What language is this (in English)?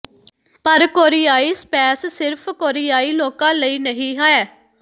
Punjabi